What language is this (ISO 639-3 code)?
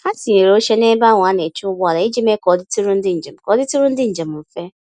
ibo